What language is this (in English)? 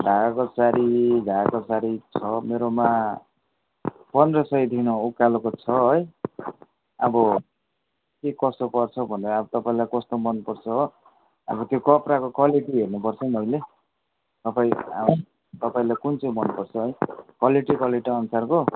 Nepali